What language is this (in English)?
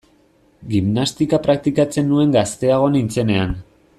Basque